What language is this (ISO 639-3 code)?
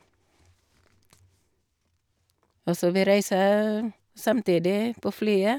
nor